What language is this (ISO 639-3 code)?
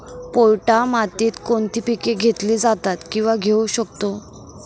mar